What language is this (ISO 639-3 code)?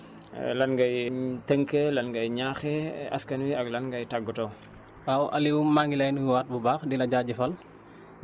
wol